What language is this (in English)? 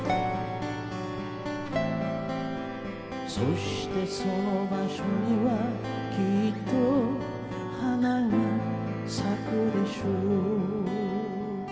Japanese